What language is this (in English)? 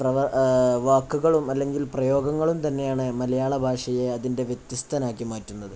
Malayalam